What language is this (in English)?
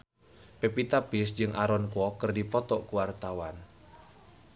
Sundanese